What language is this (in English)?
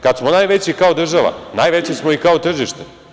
Serbian